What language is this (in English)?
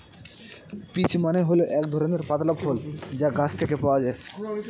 Bangla